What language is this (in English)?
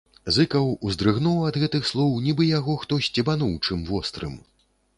Belarusian